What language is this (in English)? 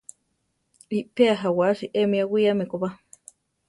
Central Tarahumara